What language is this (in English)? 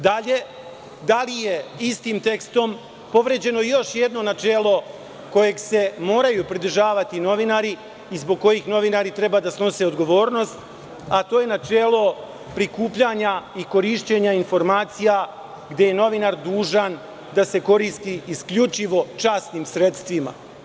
Serbian